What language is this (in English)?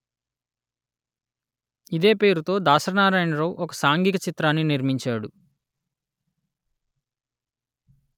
Telugu